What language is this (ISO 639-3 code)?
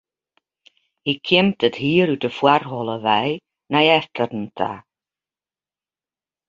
fry